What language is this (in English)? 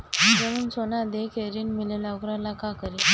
Bhojpuri